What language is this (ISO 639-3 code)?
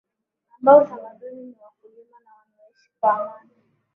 swa